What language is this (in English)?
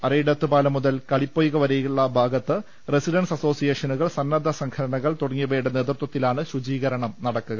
Malayalam